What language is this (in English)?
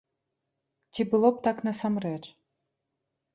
Belarusian